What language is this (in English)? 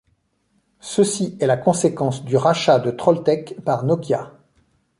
French